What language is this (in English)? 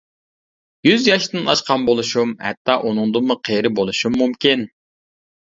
Uyghur